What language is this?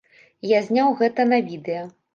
Belarusian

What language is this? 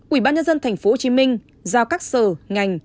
Vietnamese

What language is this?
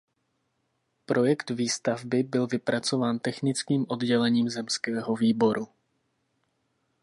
Czech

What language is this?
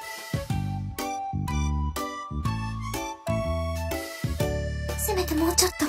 Japanese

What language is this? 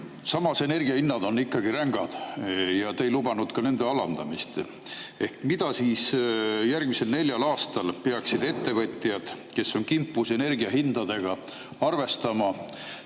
Estonian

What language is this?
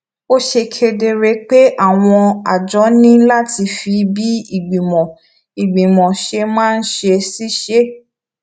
Yoruba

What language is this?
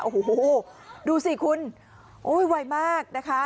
Thai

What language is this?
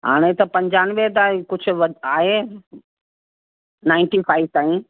Sindhi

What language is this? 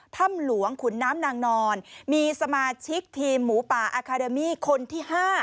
Thai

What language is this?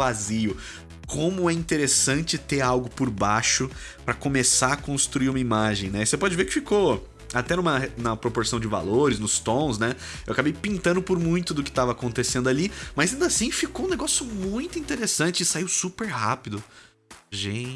Portuguese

